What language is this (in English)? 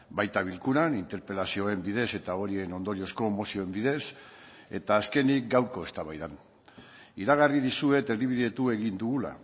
Basque